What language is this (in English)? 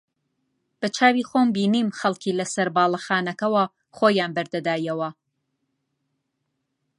Central Kurdish